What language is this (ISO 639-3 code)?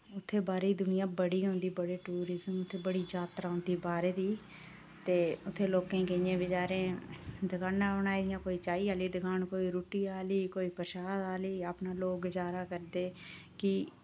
doi